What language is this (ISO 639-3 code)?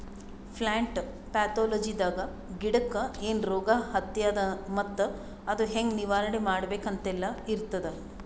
kan